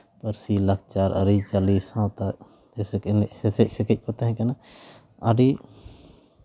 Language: Santali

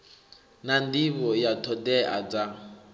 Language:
Venda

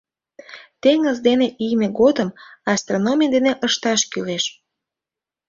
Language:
Mari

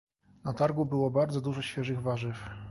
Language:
Polish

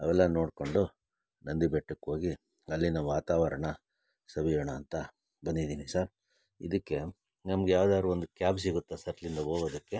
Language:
Kannada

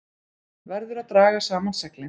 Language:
Icelandic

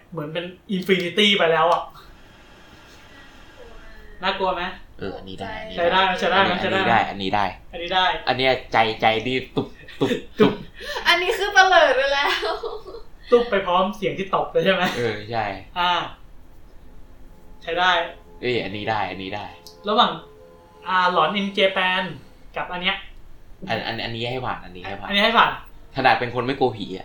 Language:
Thai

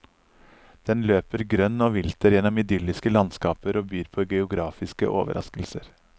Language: Norwegian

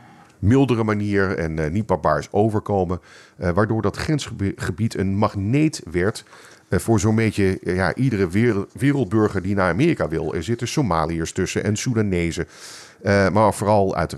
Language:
Dutch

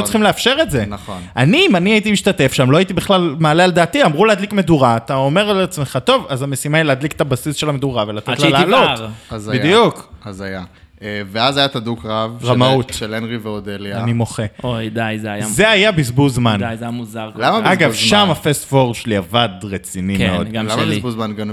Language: Hebrew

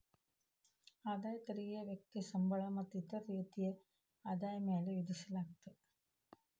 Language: Kannada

